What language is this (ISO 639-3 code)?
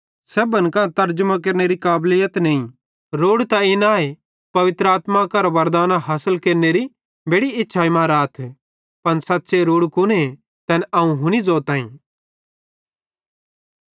bhd